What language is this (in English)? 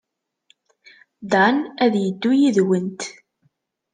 Kabyle